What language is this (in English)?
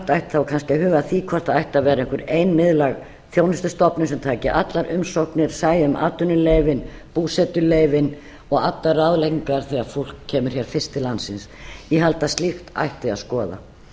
Icelandic